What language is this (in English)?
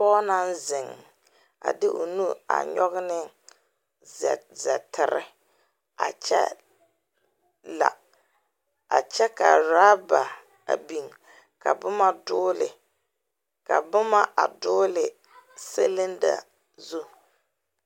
Southern Dagaare